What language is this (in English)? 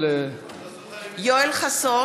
Hebrew